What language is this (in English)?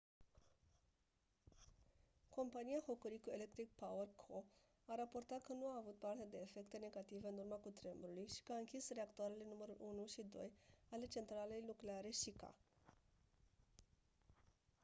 Romanian